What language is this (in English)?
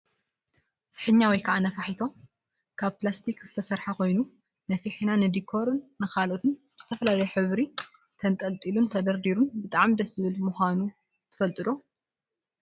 Tigrinya